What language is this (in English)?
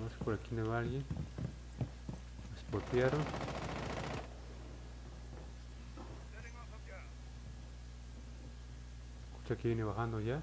Spanish